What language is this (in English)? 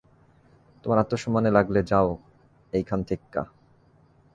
Bangla